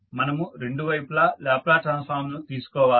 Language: Telugu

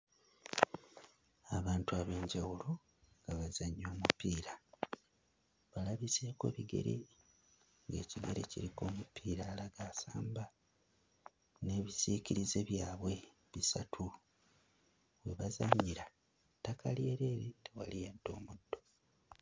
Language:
Ganda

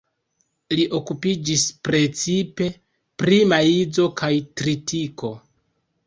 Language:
Esperanto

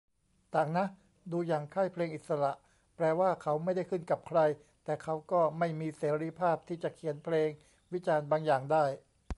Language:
Thai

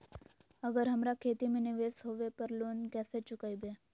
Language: Magahi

